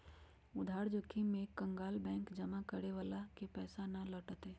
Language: Magahi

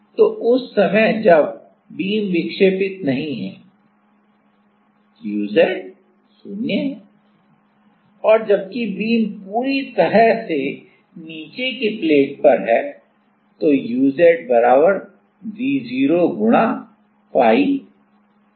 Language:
Hindi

